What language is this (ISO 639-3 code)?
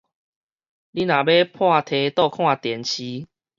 nan